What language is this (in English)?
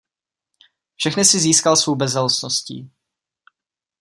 Czech